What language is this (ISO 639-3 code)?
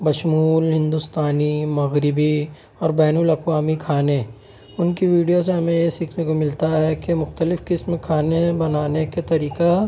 urd